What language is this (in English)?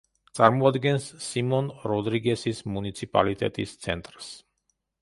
Georgian